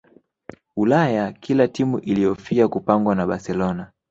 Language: Swahili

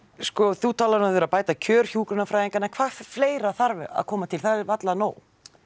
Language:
Icelandic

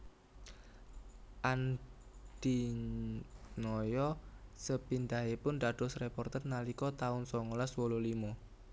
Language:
Javanese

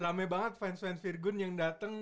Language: Indonesian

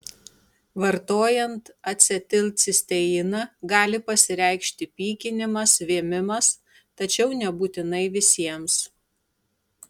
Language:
Lithuanian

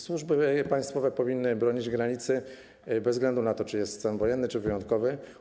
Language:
Polish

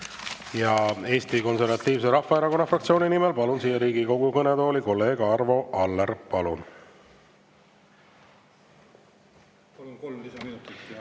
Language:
Estonian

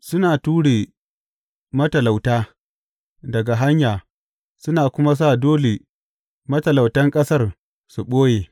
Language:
Hausa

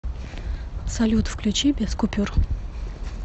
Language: Russian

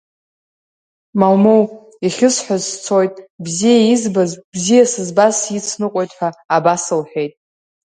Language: Abkhazian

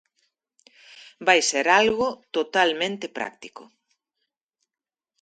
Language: Galician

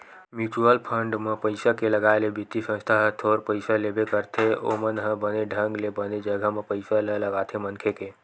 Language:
Chhattisgarhi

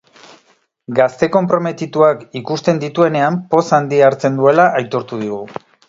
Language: Basque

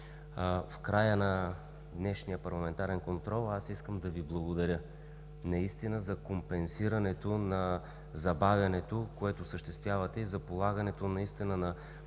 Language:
Bulgarian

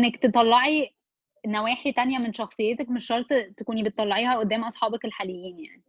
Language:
Arabic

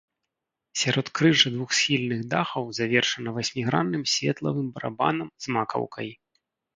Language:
Belarusian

